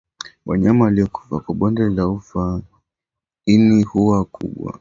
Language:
Swahili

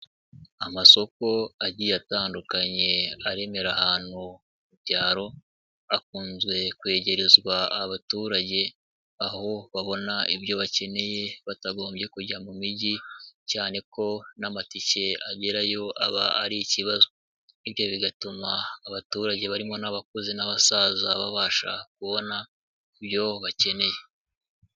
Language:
Kinyarwanda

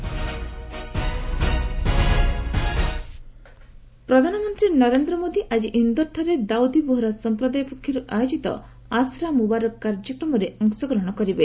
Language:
Odia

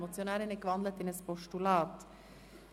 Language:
Swiss German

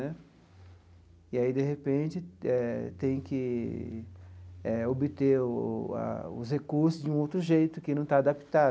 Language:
Portuguese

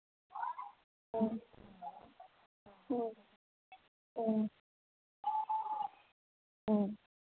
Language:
Manipuri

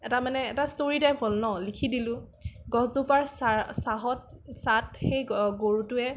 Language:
Assamese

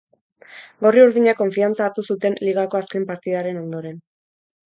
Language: Basque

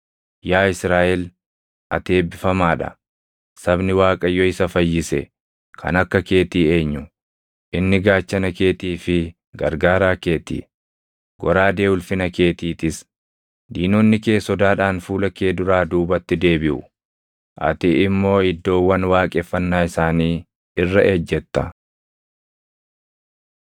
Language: Oromo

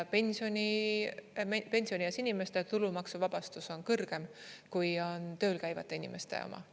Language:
Estonian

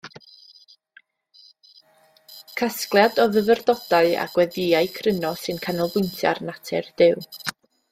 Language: Welsh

